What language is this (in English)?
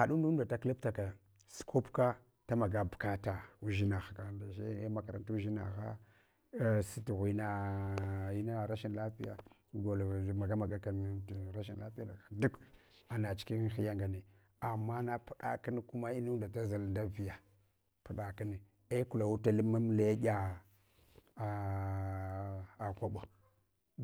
Hwana